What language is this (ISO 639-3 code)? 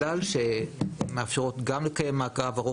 heb